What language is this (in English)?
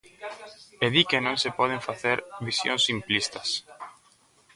Galician